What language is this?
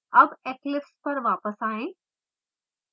Hindi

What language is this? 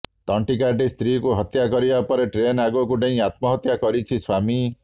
Odia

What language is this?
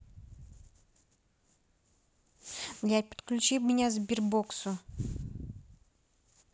Russian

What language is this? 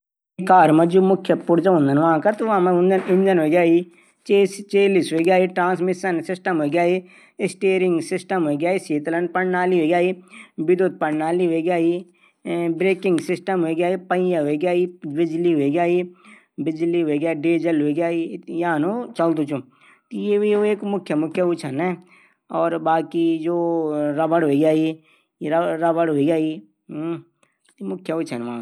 Garhwali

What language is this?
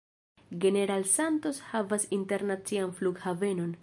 Esperanto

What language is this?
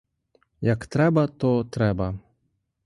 Ukrainian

